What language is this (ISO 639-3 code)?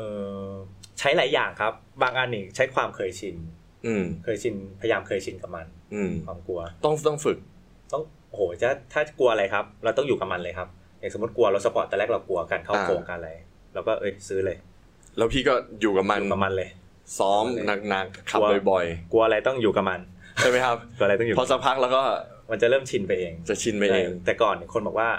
tha